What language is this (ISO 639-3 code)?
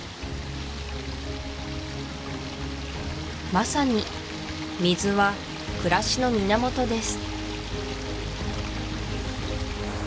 jpn